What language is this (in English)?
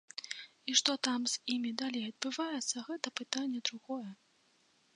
Belarusian